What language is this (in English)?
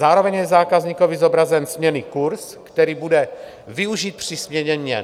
Czech